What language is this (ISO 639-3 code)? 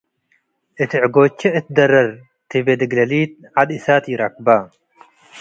tig